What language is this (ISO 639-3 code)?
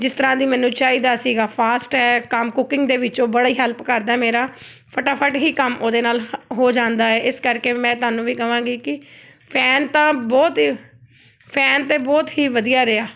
pan